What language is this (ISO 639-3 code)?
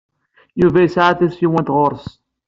kab